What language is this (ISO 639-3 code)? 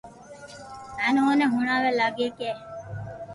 lrk